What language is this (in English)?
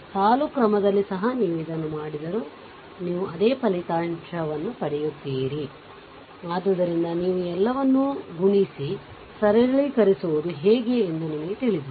Kannada